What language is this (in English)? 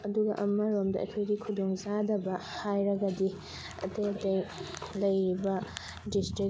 Manipuri